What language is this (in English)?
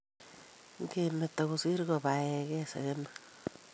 Kalenjin